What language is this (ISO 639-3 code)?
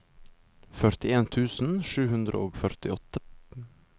nor